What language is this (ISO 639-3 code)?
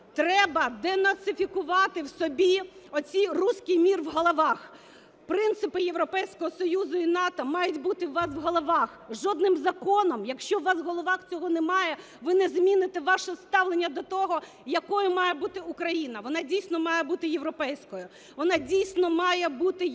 ukr